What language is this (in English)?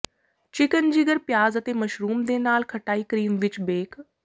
Punjabi